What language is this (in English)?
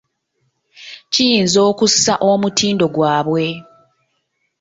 Ganda